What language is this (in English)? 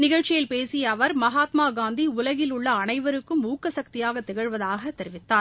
Tamil